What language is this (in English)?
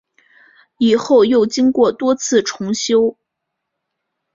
Chinese